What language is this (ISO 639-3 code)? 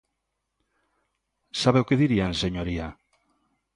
glg